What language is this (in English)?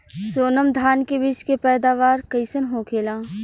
Bhojpuri